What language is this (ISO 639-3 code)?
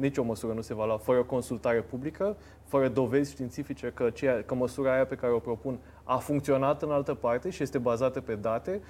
ron